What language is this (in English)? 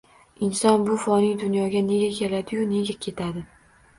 Uzbek